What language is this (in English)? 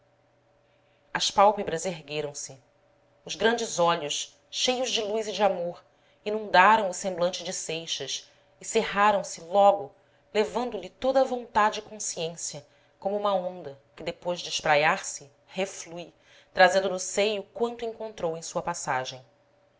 Portuguese